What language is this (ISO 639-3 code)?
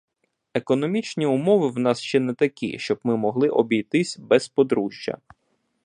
ukr